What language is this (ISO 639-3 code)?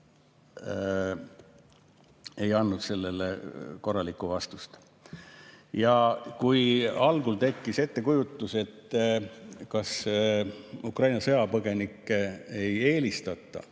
est